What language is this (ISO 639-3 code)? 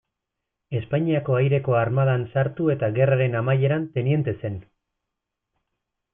eus